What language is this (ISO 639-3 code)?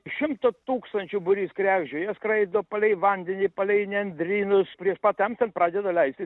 lit